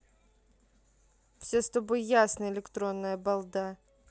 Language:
Russian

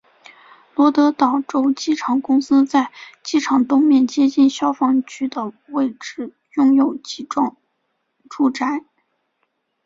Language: Chinese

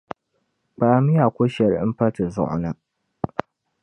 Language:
Dagbani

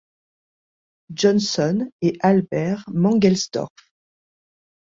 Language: French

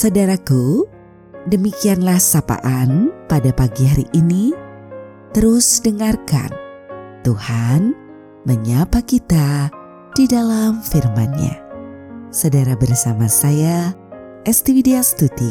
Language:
Indonesian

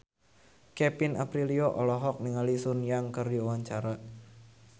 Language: Sundanese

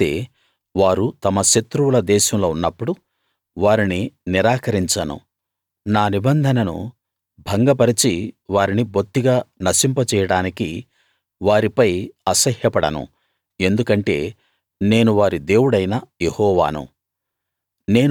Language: Telugu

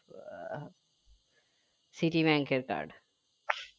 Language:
Bangla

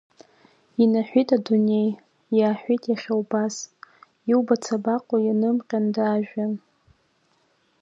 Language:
Abkhazian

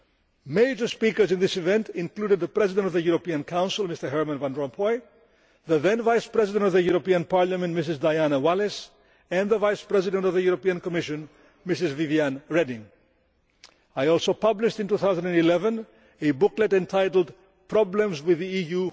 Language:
English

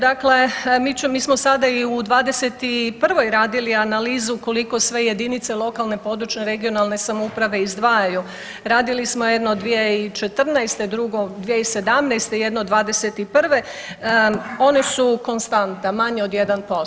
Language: Croatian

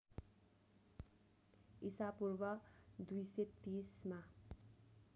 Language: Nepali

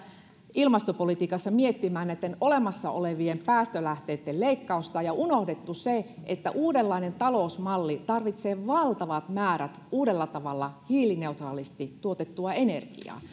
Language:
Finnish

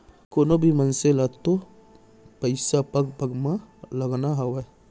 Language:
Chhattisgarhi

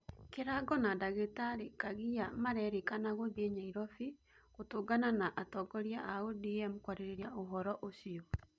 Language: Kikuyu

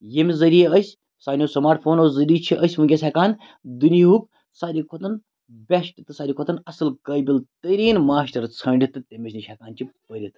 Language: Kashmiri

